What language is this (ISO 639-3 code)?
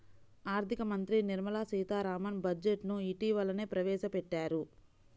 tel